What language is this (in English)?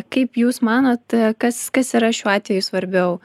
Lithuanian